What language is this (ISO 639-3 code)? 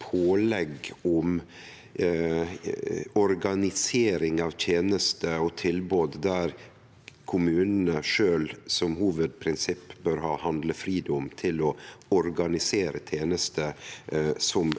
nor